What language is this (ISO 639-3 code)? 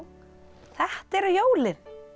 isl